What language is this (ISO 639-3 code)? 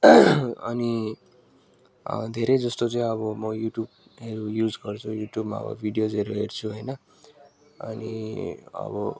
nep